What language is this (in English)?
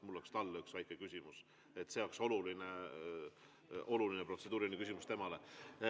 Estonian